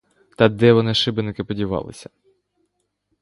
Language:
Ukrainian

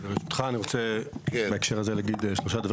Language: Hebrew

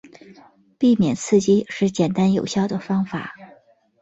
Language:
Chinese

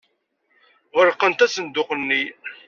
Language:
Kabyle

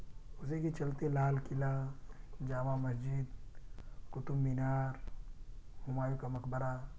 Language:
Urdu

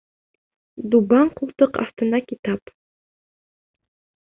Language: Bashkir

